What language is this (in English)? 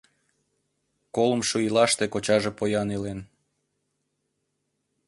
Mari